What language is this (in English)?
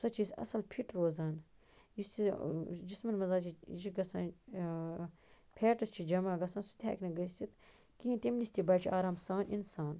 Kashmiri